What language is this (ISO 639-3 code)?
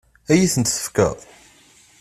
kab